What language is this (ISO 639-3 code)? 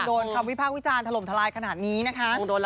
tha